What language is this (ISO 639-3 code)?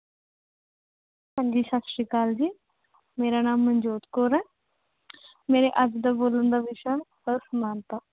pan